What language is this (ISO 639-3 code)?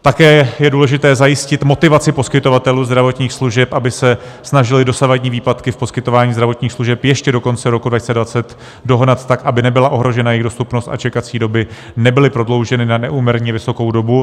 ces